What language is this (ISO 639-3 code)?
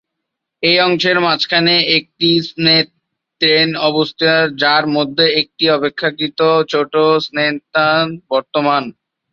ben